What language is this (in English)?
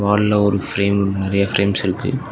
Tamil